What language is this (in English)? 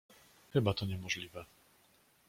Polish